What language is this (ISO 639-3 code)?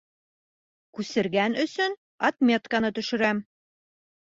bak